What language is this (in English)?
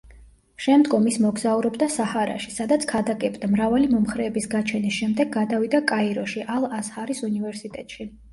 Georgian